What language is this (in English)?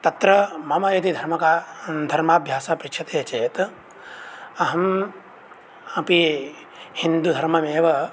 Sanskrit